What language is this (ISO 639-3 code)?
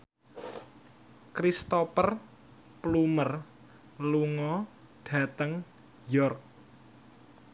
jav